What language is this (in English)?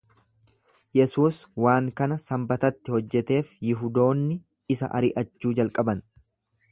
Oromo